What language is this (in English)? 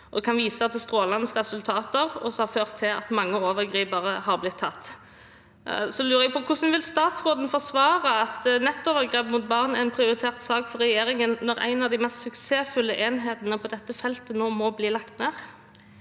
Norwegian